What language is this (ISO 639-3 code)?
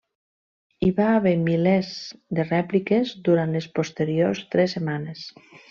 cat